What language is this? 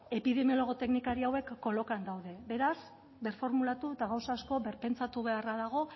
Basque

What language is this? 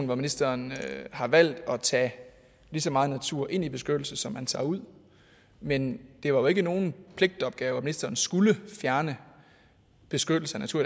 Danish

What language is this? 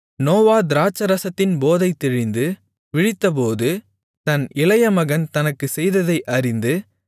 Tamil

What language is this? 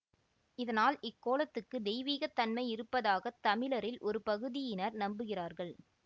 Tamil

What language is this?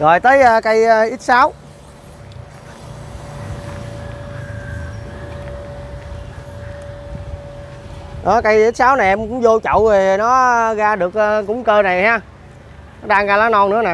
Vietnamese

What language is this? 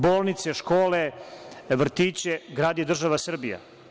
Serbian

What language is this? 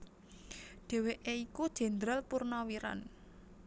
Javanese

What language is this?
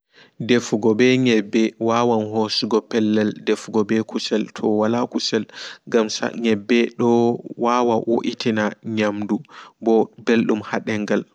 Fula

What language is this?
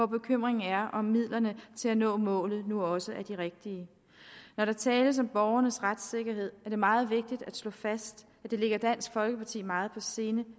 Danish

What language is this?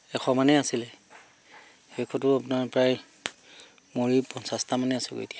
Assamese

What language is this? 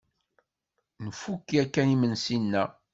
Kabyle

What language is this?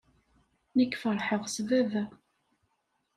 Kabyle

